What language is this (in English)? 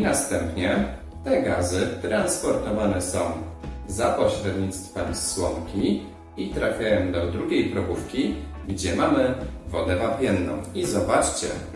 Polish